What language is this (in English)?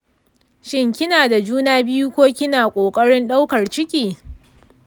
Hausa